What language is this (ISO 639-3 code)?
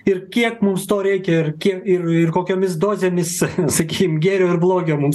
lit